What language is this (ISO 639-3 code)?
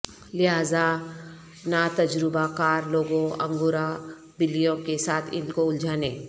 urd